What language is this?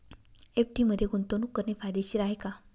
Marathi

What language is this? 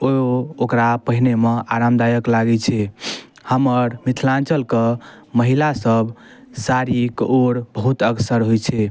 Maithili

